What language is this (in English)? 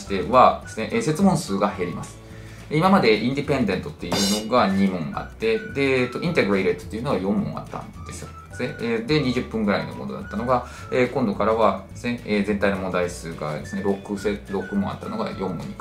Japanese